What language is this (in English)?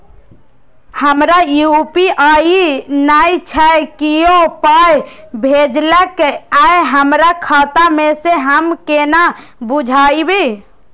Maithili